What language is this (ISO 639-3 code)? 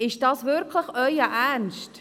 gsw